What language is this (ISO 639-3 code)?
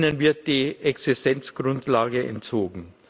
deu